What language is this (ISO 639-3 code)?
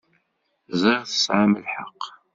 kab